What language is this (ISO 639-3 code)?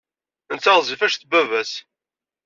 kab